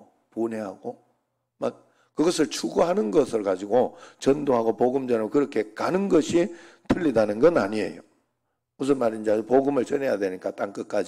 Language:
Korean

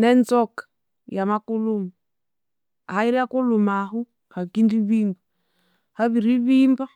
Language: Konzo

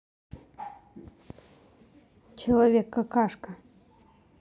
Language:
Russian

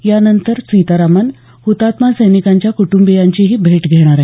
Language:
Marathi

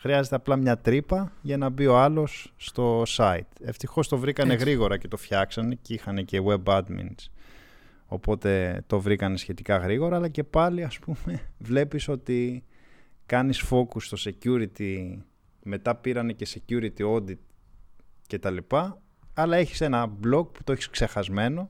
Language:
Greek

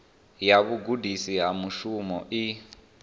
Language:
Venda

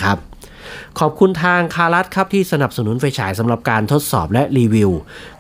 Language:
Thai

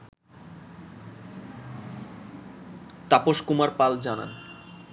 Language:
Bangla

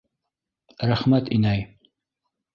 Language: Bashkir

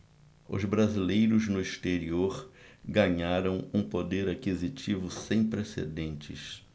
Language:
Portuguese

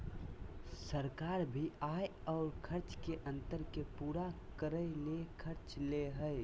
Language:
Magahi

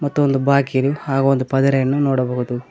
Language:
Kannada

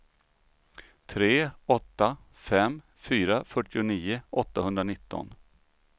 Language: Swedish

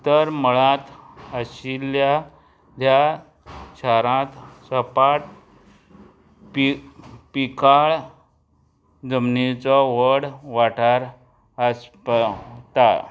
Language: Konkani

